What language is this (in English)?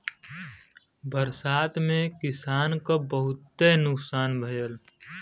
Bhojpuri